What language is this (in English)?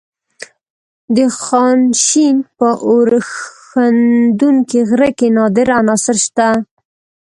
Pashto